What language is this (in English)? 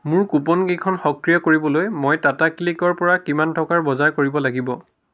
Assamese